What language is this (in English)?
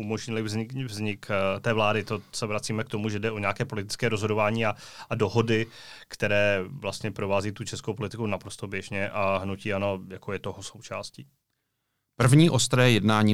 Czech